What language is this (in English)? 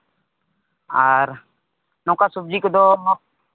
Santali